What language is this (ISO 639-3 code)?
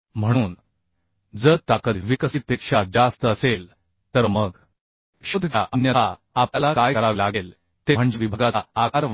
mar